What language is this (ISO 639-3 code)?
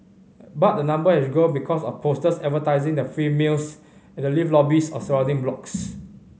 eng